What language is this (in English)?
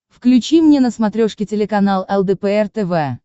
Russian